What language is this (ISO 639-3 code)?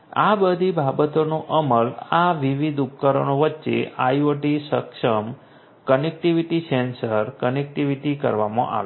guj